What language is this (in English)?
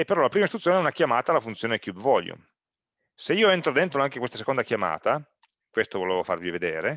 Italian